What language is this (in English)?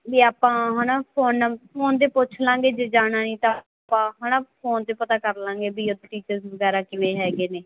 Punjabi